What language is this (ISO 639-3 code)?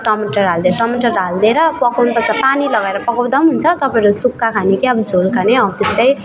nep